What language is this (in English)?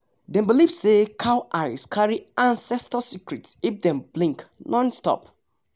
Nigerian Pidgin